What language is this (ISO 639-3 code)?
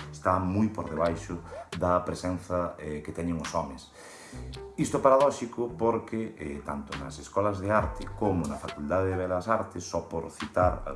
por